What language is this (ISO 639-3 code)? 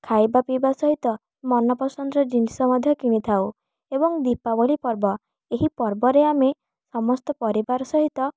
ori